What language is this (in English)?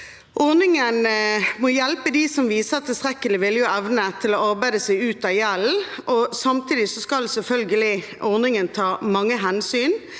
Norwegian